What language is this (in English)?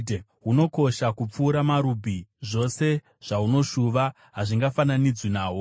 Shona